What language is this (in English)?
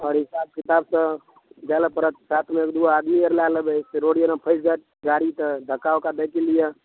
Maithili